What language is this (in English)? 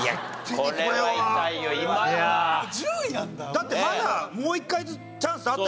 Japanese